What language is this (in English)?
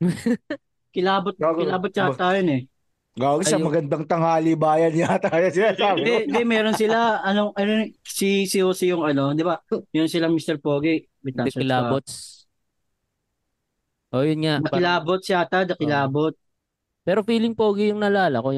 Filipino